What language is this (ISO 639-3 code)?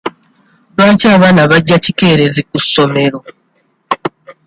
lug